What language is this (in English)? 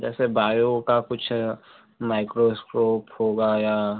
Hindi